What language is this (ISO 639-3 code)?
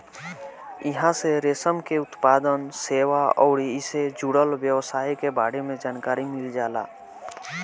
bho